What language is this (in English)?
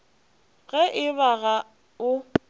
Northern Sotho